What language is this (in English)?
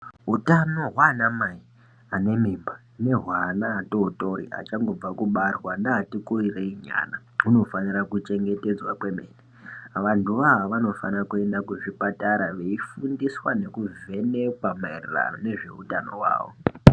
Ndau